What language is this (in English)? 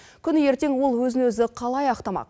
Kazakh